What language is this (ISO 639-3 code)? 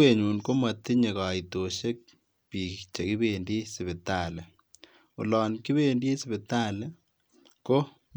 kln